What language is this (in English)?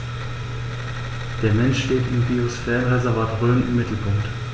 German